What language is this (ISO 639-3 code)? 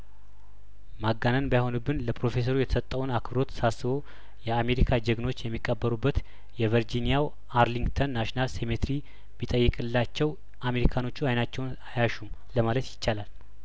amh